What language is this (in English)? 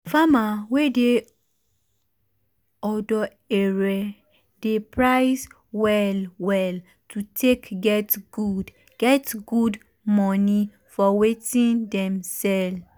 Nigerian Pidgin